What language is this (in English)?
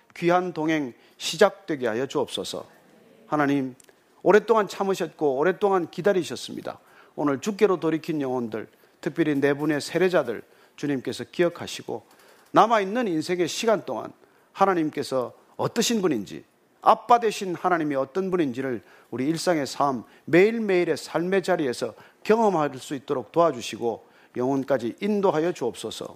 Korean